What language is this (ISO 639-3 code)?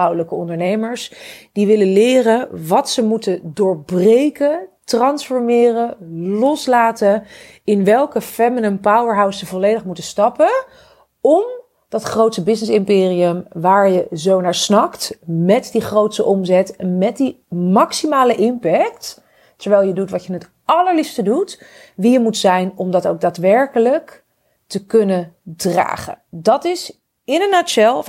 nld